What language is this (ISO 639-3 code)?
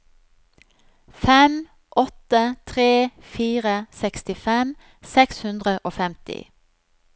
nor